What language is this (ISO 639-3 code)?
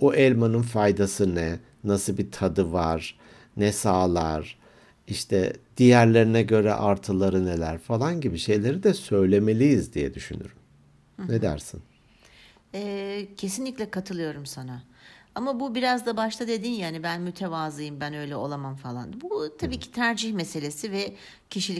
tur